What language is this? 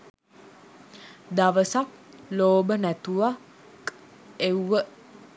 Sinhala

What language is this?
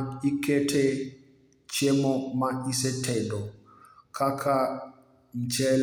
Luo (Kenya and Tanzania)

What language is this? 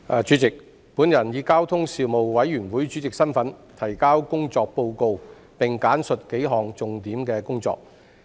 Cantonese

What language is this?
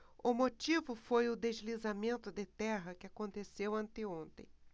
Portuguese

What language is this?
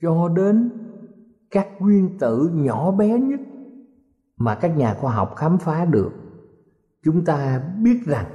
Vietnamese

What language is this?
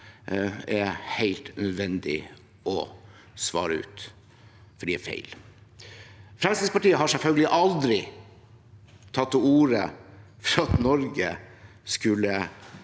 Norwegian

